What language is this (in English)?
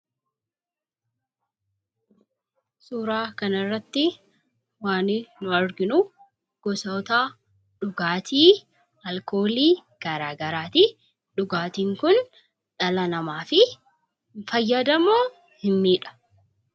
Oromo